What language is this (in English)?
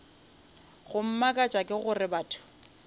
Northern Sotho